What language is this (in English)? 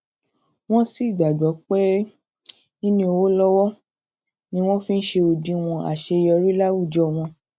Yoruba